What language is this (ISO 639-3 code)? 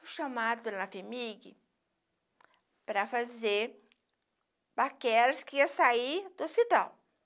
por